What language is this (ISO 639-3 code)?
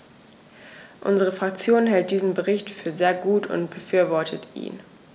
deu